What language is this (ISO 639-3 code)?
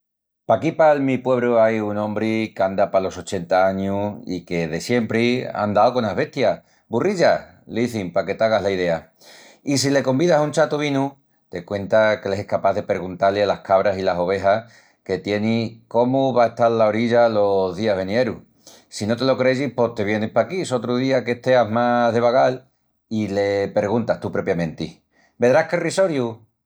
ext